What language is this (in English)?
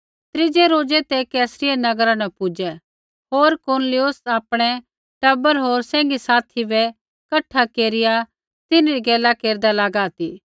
Kullu Pahari